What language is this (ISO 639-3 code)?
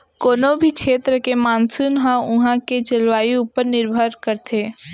hne